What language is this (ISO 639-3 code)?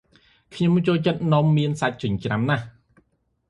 khm